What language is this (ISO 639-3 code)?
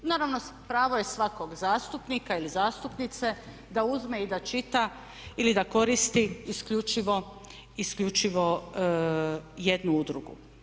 hrv